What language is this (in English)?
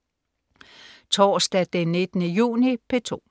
Danish